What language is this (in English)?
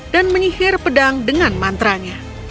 Indonesian